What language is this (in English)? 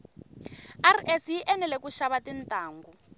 Tsonga